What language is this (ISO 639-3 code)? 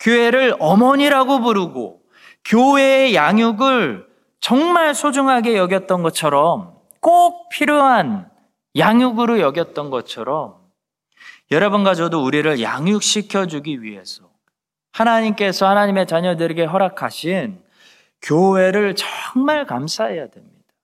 kor